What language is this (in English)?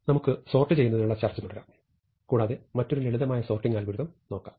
Malayalam